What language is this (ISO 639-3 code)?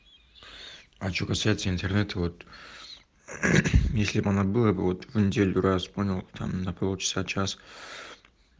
rus